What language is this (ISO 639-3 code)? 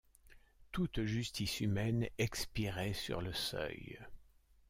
fra